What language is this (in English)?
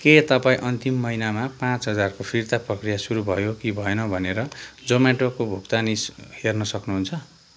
Nepali